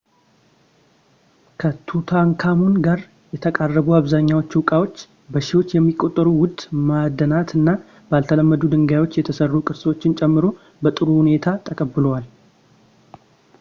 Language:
Amharic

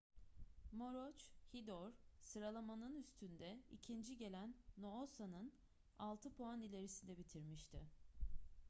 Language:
Turkish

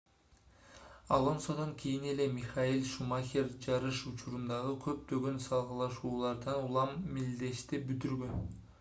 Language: Kyrgyz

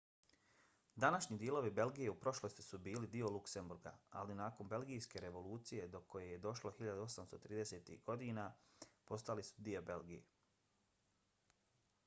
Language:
Bosnian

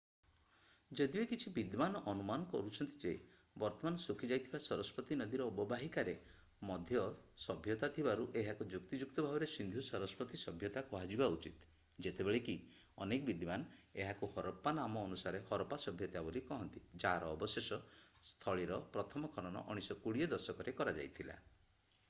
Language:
Odia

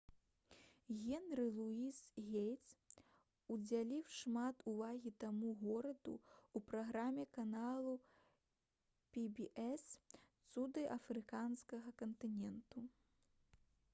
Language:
Belarusian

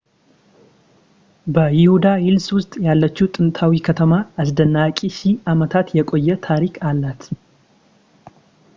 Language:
Amharic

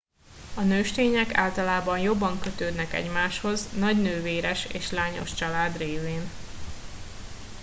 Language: Hungarian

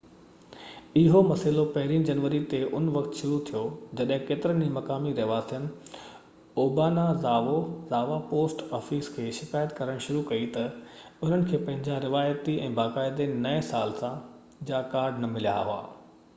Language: Sindhi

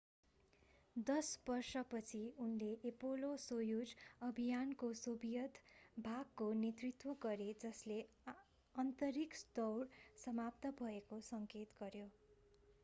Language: Nepali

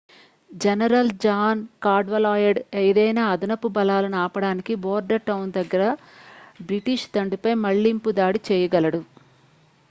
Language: Telugu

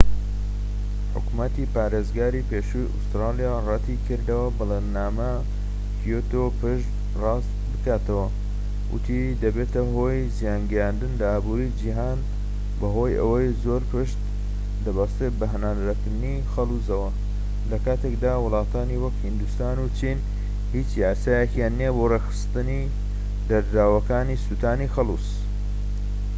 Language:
Central Kurdish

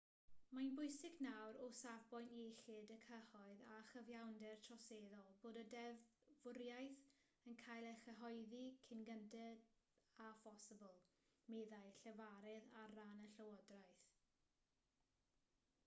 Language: Welsh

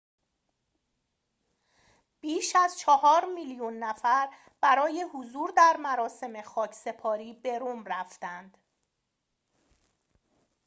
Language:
Persian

